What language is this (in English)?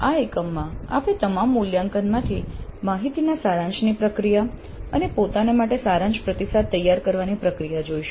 Gujarati